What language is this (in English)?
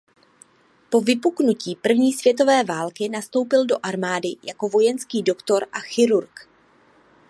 Czech